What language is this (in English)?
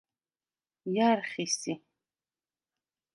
Svan